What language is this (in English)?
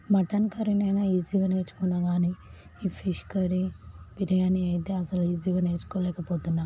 Telugu